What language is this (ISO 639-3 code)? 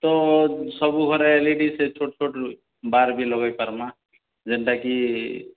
ori